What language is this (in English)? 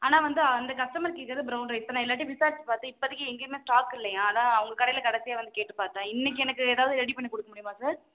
Tamil